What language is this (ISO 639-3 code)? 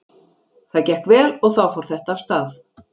isl